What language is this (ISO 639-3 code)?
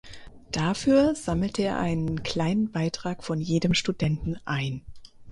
deu